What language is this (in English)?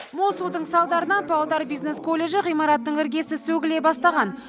Kazakh